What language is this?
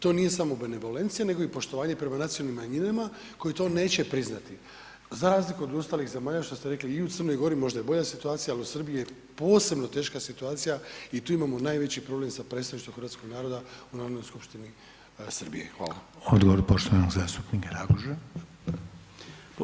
Croatian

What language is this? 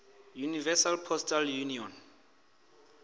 Venda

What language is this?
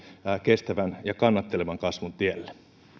Finnish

